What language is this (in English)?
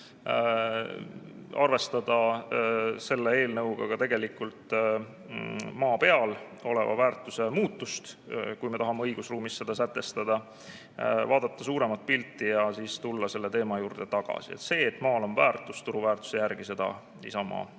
Estonian